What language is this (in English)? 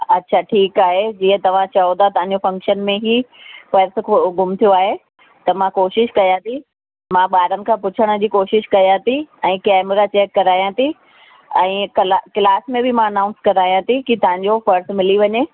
Sindhi